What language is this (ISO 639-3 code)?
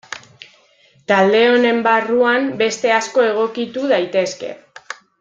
eus